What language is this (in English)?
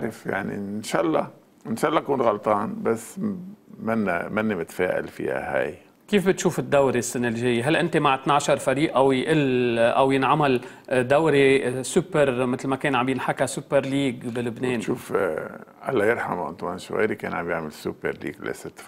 Arabic